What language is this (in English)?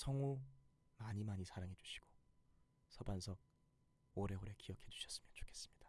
Korean